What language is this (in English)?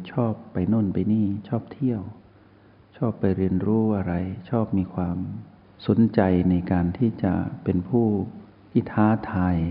Thai